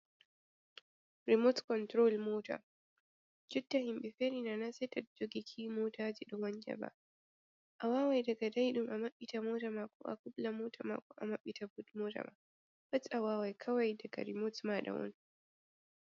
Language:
Fula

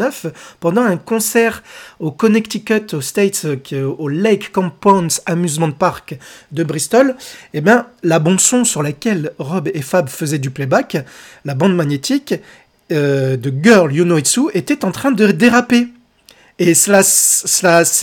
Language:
French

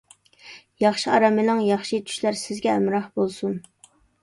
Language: Uyghur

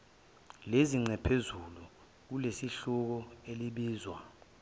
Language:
Zulu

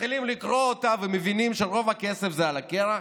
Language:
Hebrew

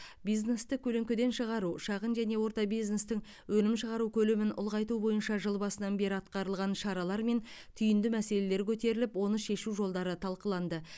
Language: Kazakh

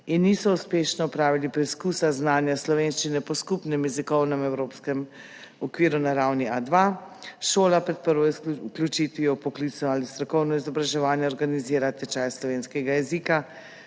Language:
Slovenian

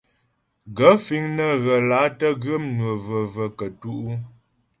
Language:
Ghomala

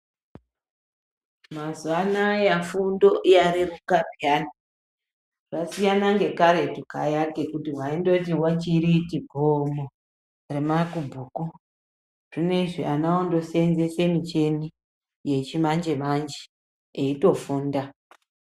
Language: Ndau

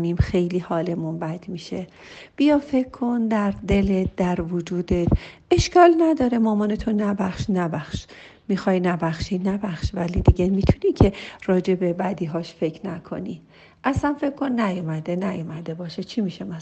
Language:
Persian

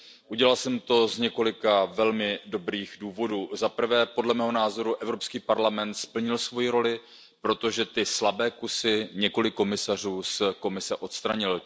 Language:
Czech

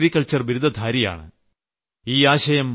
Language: Malayalam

